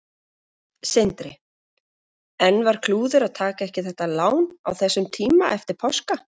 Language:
Icelandic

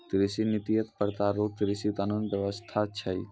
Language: Maithili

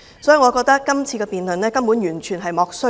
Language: Cantonese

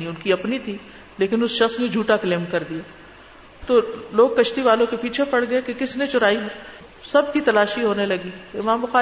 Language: Urdu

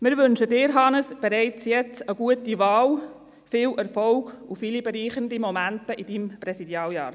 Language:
Swiss German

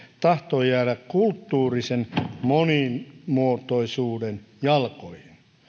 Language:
Finnish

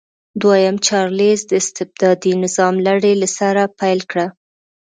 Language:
Pashto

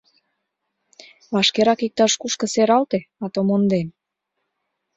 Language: Mari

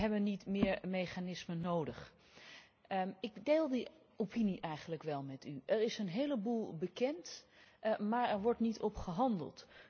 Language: Dutch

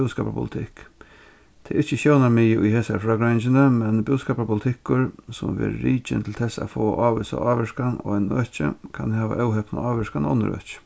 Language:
Faroese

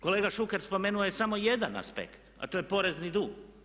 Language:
Croatian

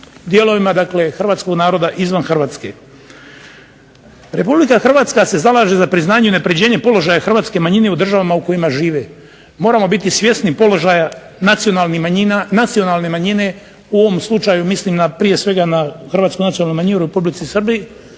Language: Croatian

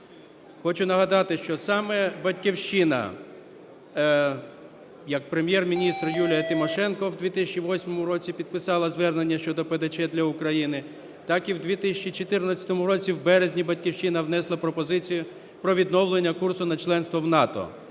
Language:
Ukrainian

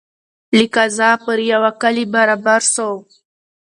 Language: Pashto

